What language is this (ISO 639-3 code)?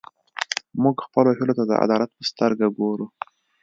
pus